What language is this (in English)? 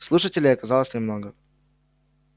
Russian